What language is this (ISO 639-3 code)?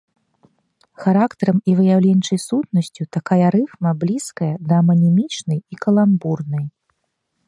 bel